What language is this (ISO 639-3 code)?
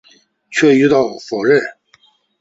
zho